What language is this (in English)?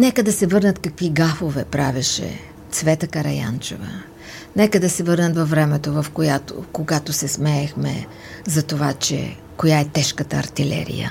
Bulgarian